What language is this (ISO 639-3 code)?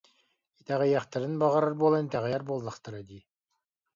sah